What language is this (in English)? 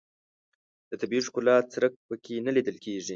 Pashto